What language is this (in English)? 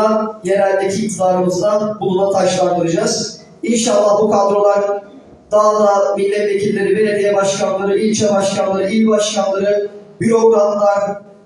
Turkish